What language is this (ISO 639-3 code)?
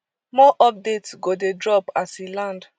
pcm